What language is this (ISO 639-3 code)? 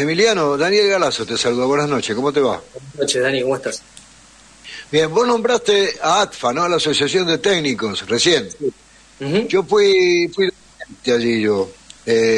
spa